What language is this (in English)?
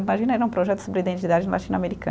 Portuguese